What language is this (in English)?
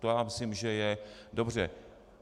Czech